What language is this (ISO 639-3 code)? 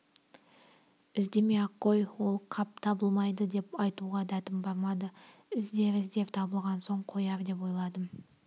kaz